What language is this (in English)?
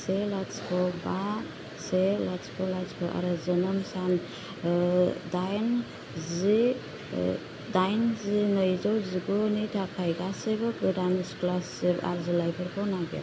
Bodo